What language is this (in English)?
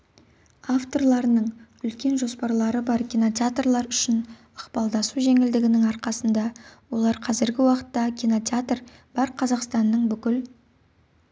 Kazakh